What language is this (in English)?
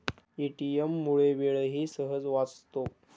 Marathi